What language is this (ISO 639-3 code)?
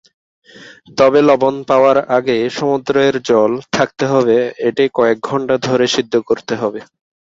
ben